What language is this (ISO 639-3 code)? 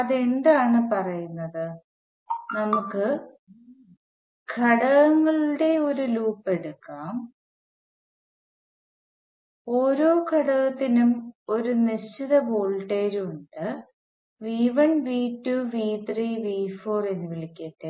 mal